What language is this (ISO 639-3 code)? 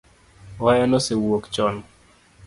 luo